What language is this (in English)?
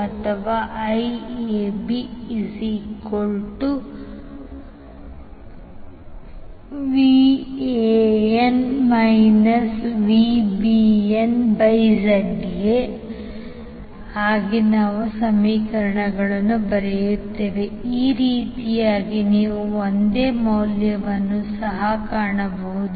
Kannada